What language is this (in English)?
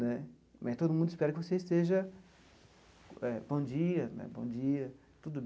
Portuguese